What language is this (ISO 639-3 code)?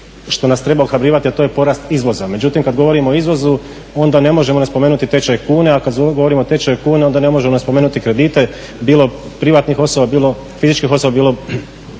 hrv